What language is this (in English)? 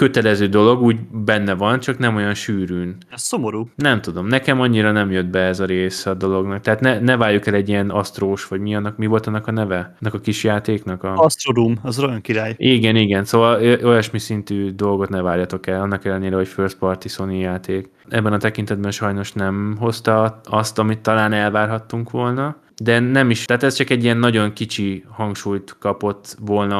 Hungarian